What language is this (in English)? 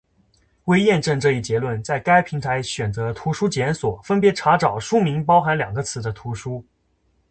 Chinese